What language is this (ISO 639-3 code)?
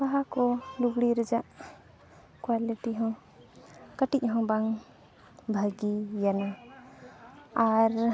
sat